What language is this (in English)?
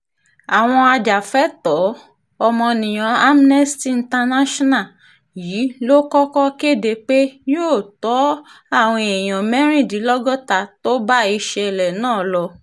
Yoruba